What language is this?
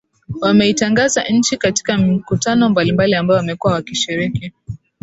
Swahili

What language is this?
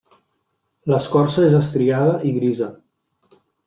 Catalan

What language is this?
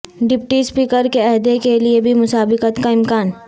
Urdu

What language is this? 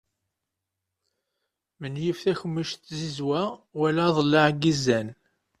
Kabyle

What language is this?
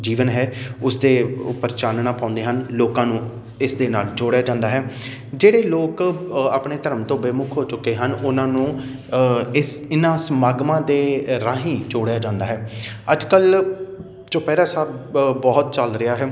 Punjabi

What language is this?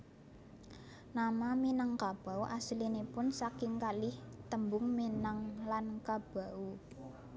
Javanese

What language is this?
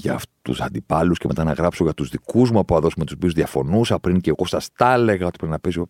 Greek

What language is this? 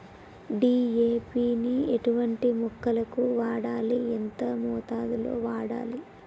Telugu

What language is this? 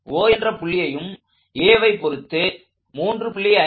Tamil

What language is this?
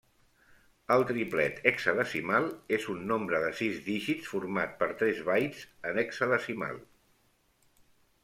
Catalan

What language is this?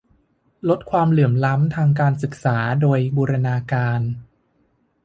Thai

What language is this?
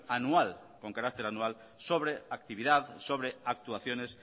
Spanish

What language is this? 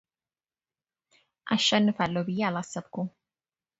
Amharic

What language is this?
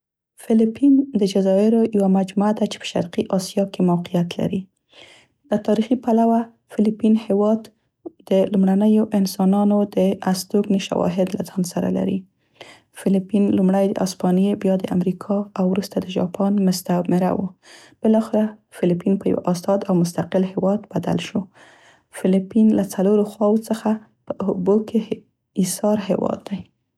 Central Pashto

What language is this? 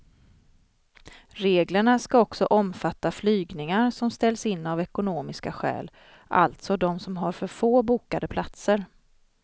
Swedish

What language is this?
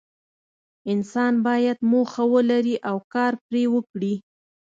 Pashto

